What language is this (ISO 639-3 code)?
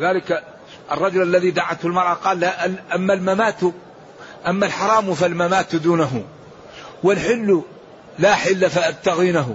ara